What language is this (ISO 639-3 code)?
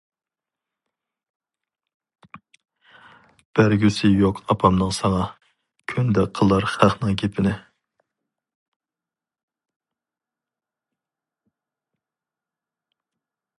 uig